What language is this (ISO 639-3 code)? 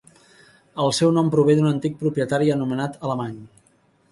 cat